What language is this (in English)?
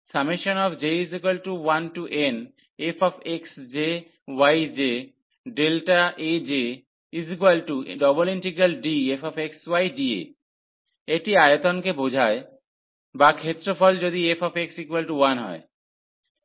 Bangla